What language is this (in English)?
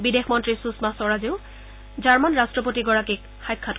Assamese